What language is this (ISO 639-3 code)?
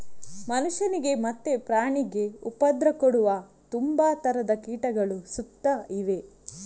kan